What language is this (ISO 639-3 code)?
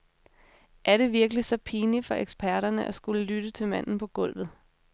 dan